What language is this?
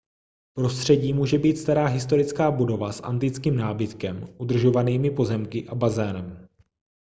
Czech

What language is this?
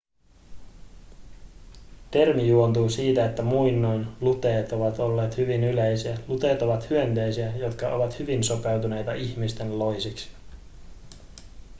Finnish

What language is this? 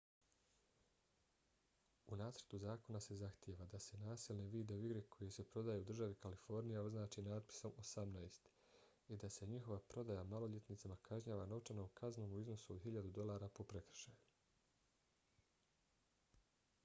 Bosnian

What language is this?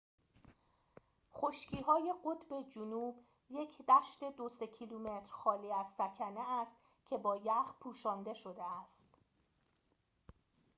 Persian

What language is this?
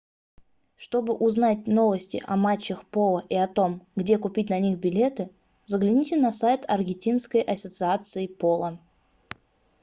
Russian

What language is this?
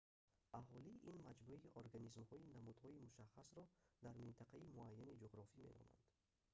Tajik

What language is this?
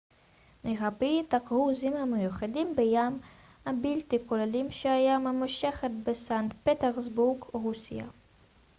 Hebrew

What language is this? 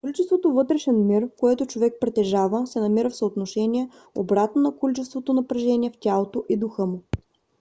Bulgarian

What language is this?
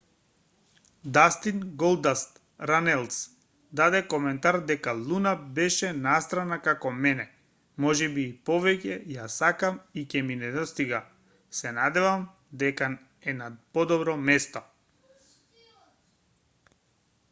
Macedonian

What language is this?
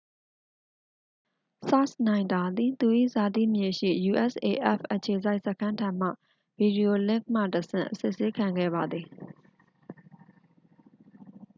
Burmese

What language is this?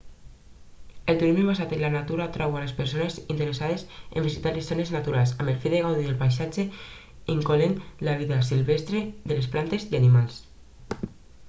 Catalan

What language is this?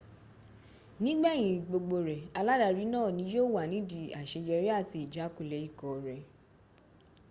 Yoruba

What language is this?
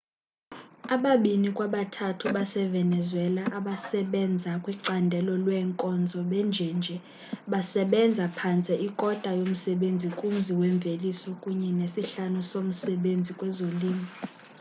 Xhosa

